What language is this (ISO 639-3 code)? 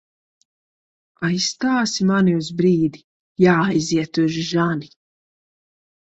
lav